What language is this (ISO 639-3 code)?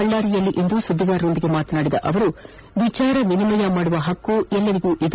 kan